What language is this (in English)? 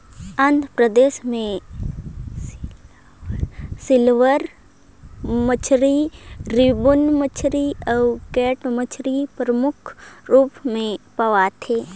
Chhattisgarhi